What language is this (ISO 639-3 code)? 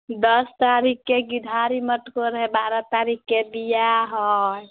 mai